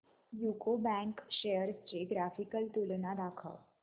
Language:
Marathi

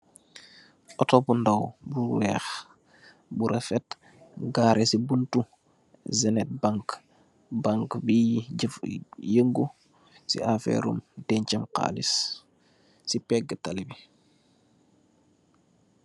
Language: Wolof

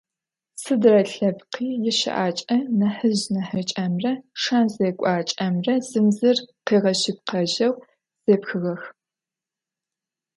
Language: Adyghe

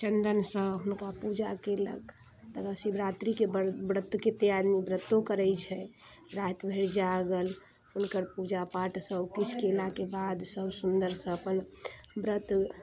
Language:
Maithili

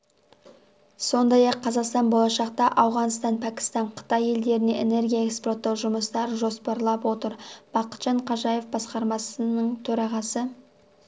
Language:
Kazakh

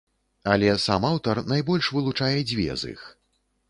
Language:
Belarusian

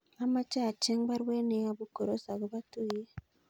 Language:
Kalenjin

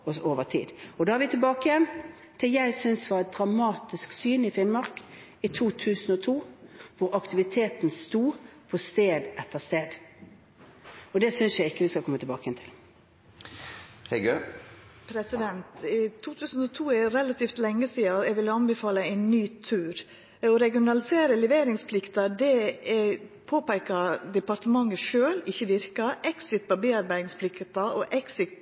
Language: Norwegian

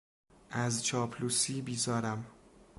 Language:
Persian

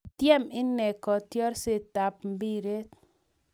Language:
Kalenjin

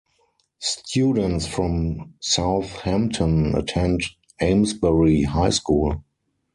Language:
English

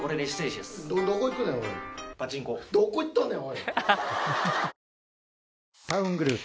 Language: Japanese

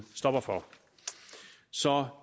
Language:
Danish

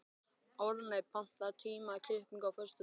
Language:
Icelandic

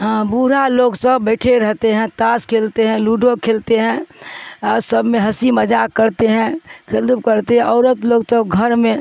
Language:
Urdu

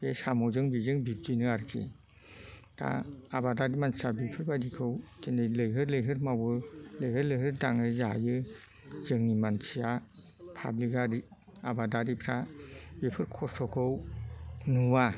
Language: Bodo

